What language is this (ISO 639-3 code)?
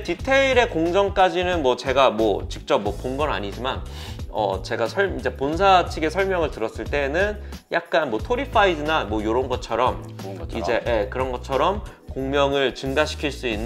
kor